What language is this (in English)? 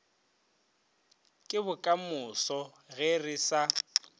Northern Sotho